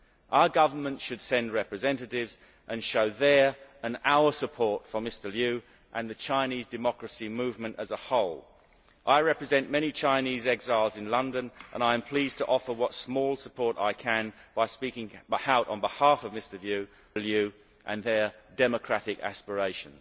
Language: English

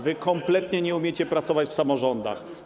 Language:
Polish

